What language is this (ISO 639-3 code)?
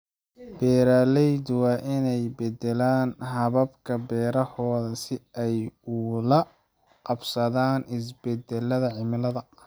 som